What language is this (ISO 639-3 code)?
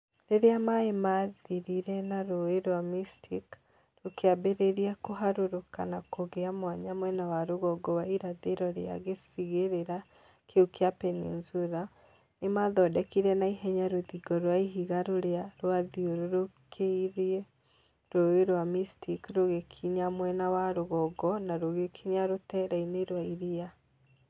kik